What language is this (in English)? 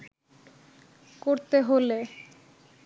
Bangla